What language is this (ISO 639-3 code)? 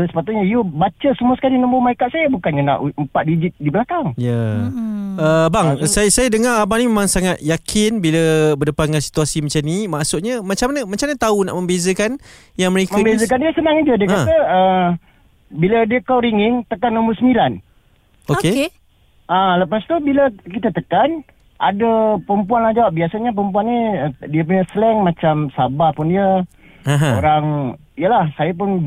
msa